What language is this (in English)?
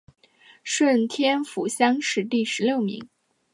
Chinese